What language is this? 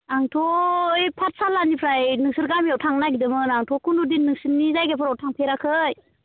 Bodo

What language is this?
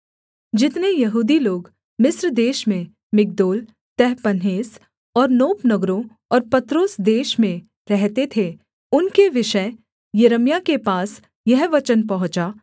Hindi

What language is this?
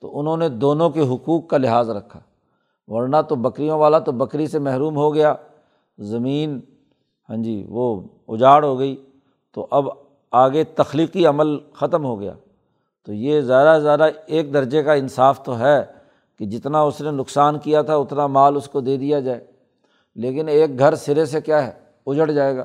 Urdu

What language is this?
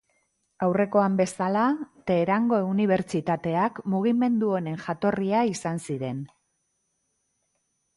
Basque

